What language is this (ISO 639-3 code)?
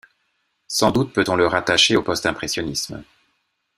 fra